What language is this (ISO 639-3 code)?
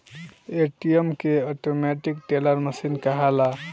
bho